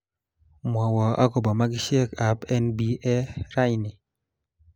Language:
Kalenjin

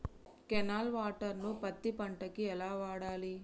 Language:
Telugu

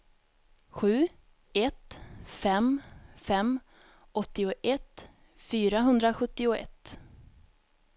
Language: Swedish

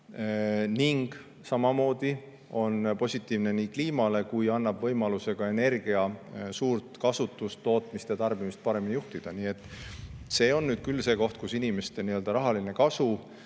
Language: Estonian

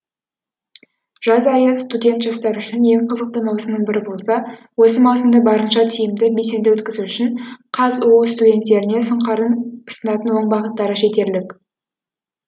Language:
Kazakh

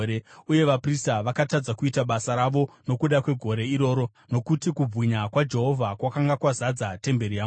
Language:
Shona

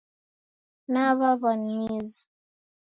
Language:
Taita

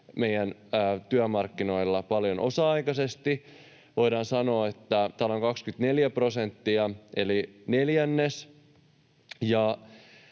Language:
Finnish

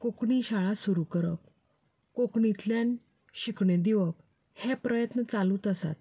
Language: Konkani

